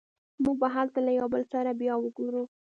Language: Pashto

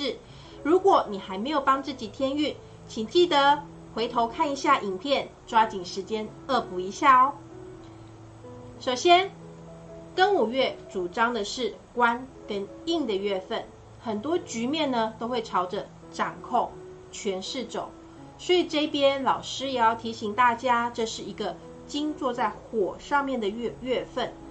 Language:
Chinese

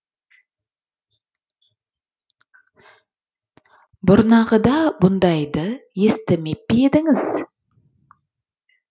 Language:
Kazakh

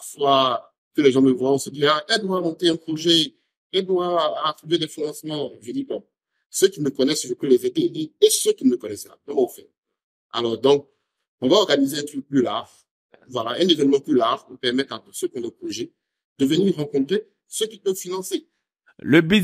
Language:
French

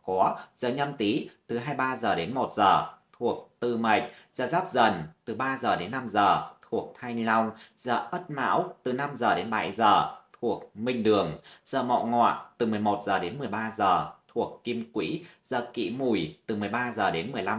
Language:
Vietnamese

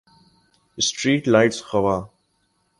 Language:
Urdu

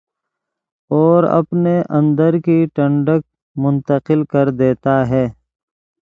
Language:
Urdu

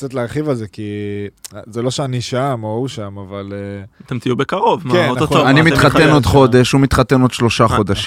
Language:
Hebrew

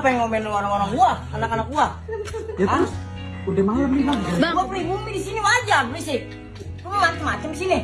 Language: Indonesian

